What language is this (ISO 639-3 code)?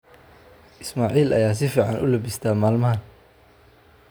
som